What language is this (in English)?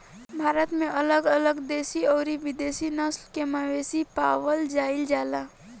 Bhojpuri